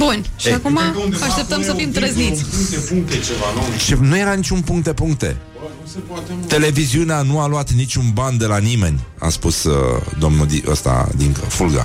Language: Romanian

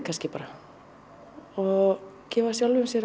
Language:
Icelandic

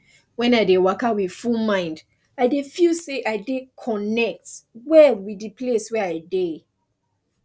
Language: Nigerian Pidgin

